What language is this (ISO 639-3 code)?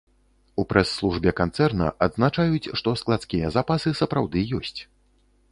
bel